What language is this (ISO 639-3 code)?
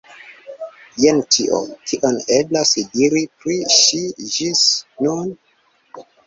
epo